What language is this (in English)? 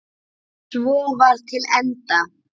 Icelandic